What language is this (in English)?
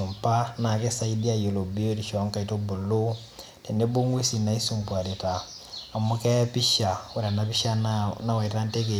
Masai